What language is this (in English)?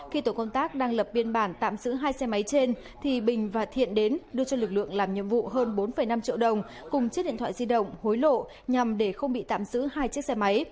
Vietnamese